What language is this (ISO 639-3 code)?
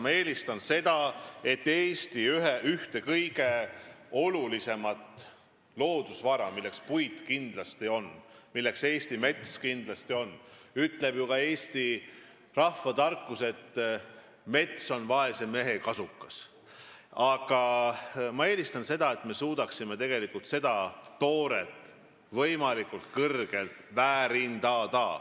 est